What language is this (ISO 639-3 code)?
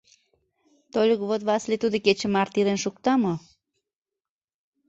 chm